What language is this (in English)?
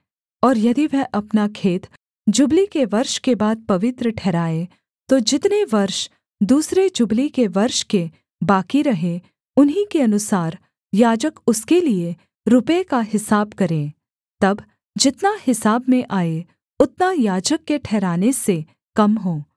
Hindi